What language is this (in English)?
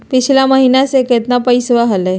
Magahi